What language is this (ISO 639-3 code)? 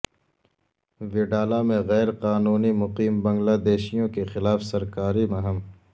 urd